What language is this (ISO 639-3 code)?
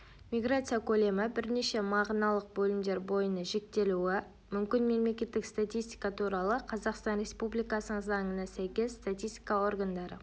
kaz